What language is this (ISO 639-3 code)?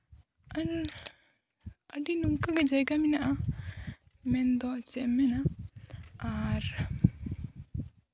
sat